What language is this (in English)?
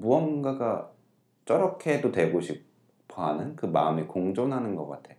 Korean